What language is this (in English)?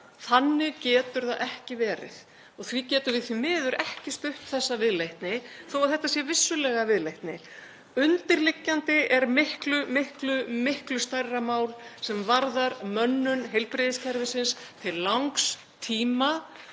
Icelandic